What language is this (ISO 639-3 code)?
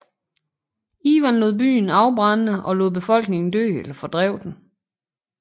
dan